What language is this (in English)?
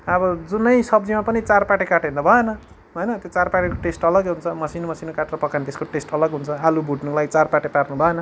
Nepali